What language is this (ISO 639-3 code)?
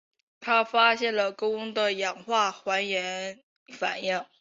zho